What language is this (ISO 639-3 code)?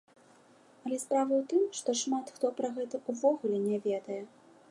bel